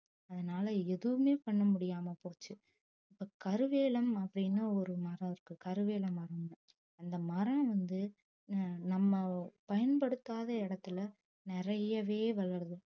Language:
Tamil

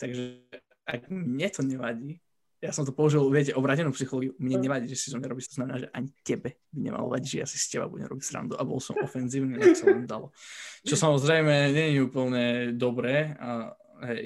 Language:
Slovak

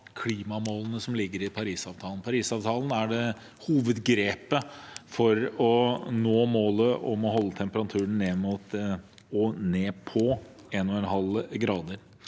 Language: Norwegian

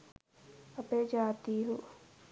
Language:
Sinhala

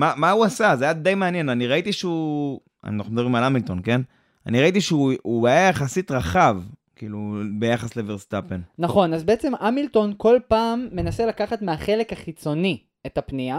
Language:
Hebrew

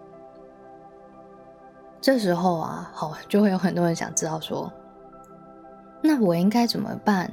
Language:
Chinese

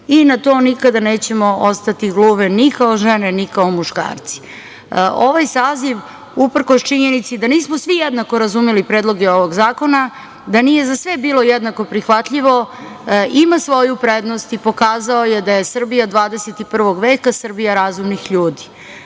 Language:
Serbian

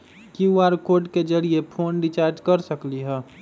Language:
Magahi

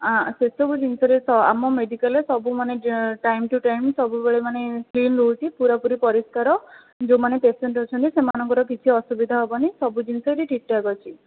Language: Odia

